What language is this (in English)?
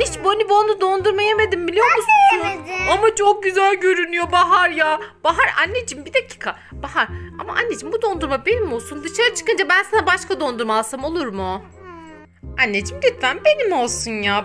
Turkish